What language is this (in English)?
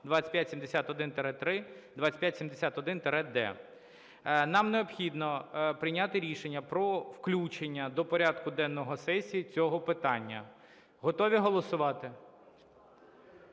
Ukrainian